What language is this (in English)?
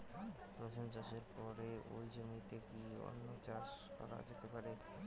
Bangla